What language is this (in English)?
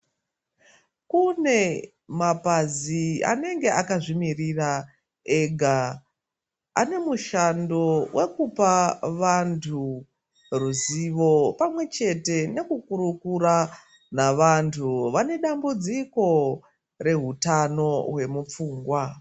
Ndau